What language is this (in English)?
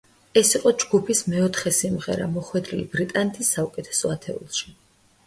Georgian